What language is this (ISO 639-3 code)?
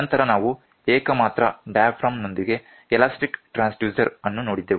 kan